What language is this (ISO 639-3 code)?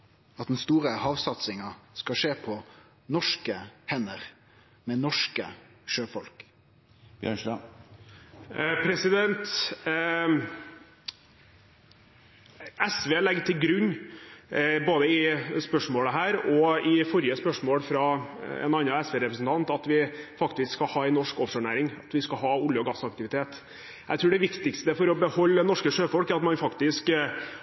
nor